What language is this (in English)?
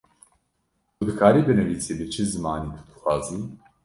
Kurdish